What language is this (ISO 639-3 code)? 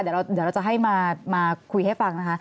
tha